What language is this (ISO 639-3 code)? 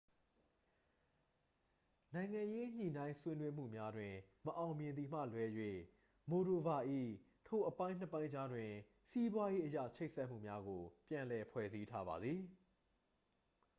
mya